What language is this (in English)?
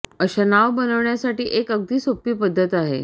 Marathi